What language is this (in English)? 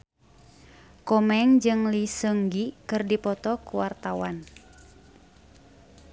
Sundanese